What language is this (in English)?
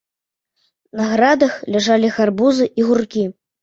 Belarusian